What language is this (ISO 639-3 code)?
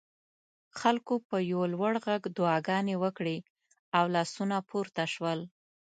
pus